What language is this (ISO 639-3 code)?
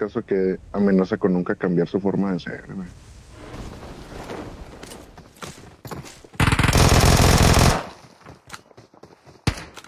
spa